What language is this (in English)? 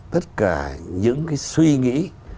Vietnamese